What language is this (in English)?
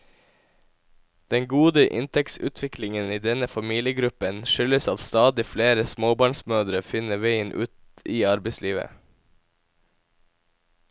Norwegian